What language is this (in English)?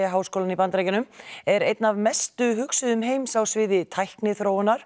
Icelandic